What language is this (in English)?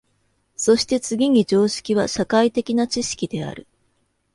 Japanese